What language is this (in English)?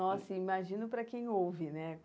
Portuguese